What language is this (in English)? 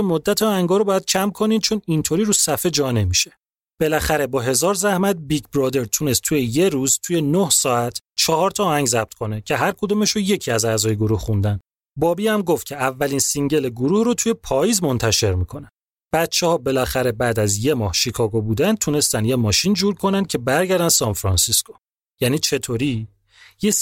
Persian